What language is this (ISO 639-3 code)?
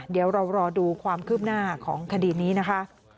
tha